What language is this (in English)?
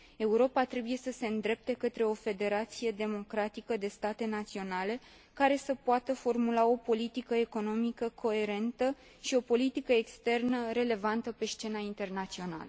Romanian